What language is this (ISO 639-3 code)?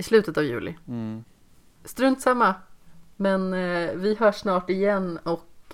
swe